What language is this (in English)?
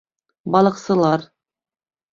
Bashkir